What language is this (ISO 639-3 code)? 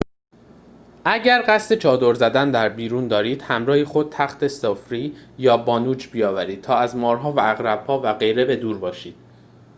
fas